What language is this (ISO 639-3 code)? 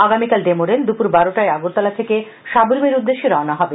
ben